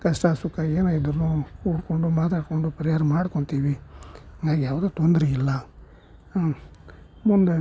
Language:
Kannada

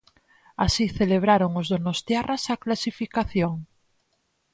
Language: Galician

